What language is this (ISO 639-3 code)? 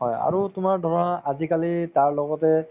asm